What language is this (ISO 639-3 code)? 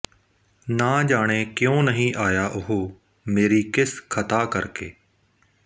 pan